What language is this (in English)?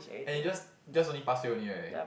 English